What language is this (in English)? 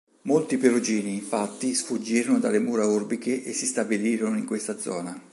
Italian